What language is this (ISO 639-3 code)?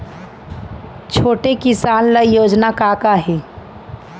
hne